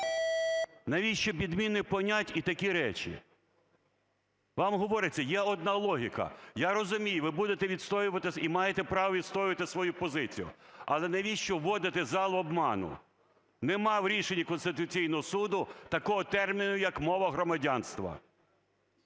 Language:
Ukrainian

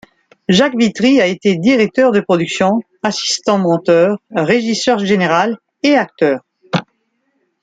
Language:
French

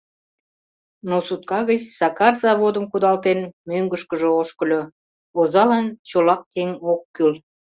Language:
Mari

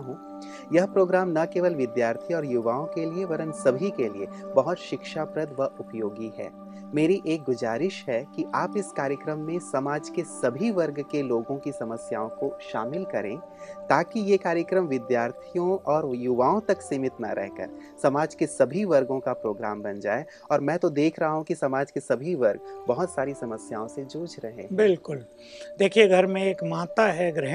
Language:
Hindi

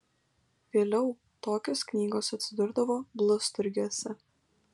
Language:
Lithuanian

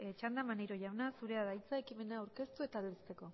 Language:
Basque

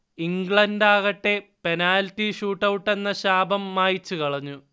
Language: Malayalam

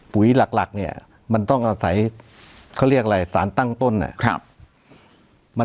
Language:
Thai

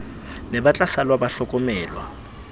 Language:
Southern Sotho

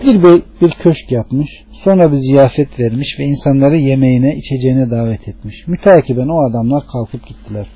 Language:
Turkish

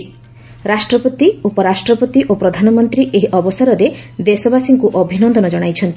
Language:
Odia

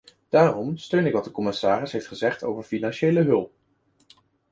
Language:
Dutch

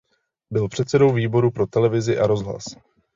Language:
Czech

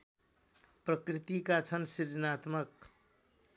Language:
Nepali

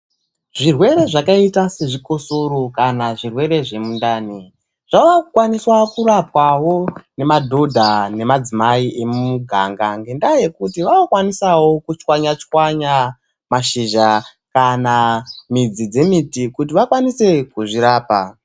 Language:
Ndau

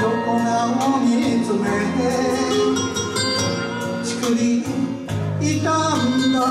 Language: Japanese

